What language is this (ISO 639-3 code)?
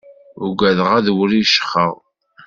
kab